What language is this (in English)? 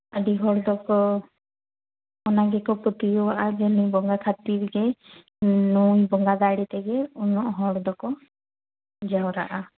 Santali